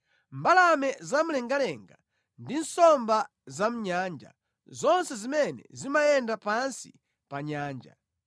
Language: Nyanja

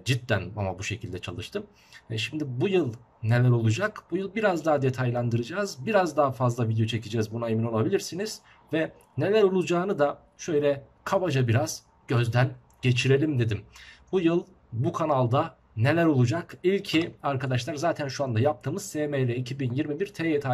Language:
Turkish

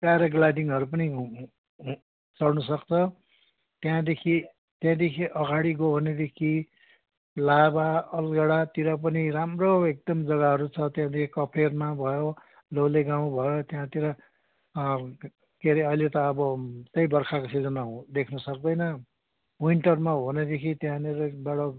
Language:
Nepali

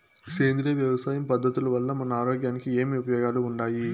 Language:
Telugu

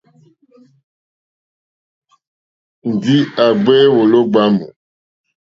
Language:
Mokpwe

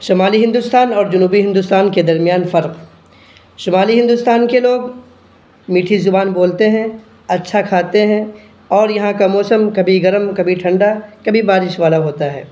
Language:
Urdu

